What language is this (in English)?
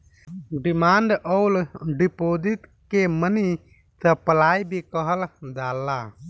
Bhojpuri